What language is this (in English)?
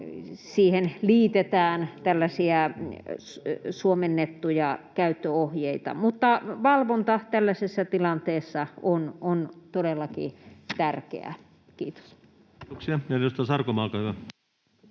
Finnish